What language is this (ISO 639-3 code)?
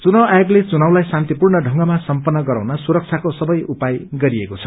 nep